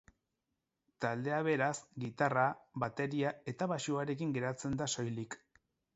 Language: Basque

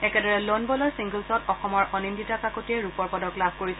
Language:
Assamese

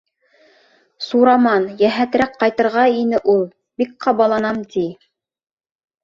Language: Bashkir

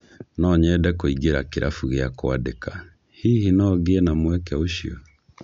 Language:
Kikuyu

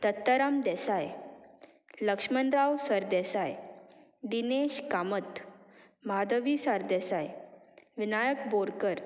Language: Konkani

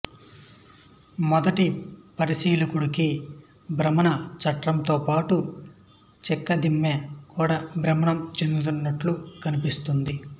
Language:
Telugu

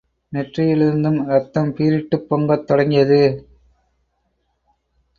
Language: Tamil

